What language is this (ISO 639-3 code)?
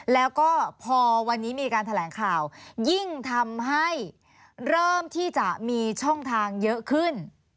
tha